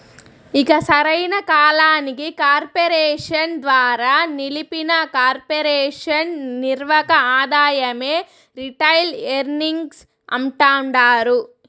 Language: Telugu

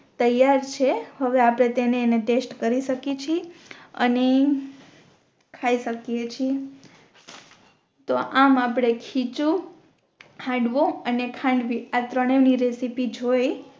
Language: Gujarati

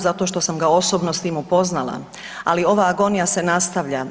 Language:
Croatian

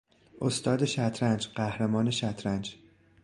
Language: Persian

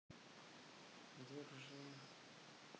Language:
Russian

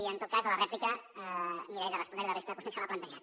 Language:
Catalan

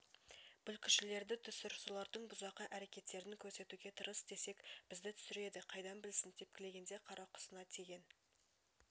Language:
Kazakh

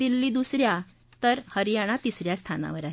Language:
Marathi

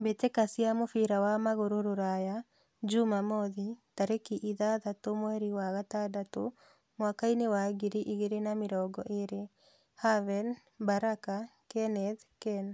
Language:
Kikuyu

